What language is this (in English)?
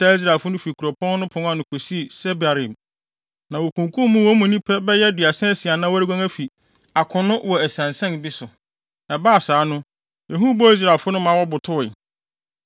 Akan